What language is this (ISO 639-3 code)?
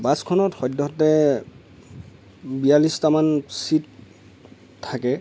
asm